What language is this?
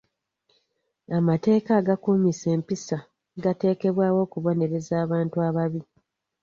Ganda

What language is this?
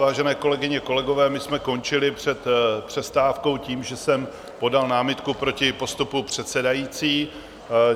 Czech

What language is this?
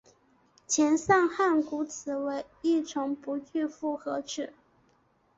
Chinese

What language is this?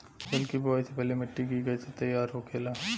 Bhojpuri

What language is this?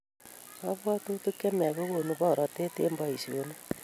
Kalenjin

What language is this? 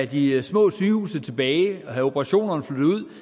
Danish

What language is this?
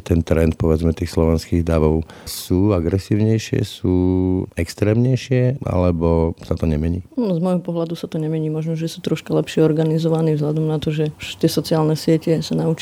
Slovak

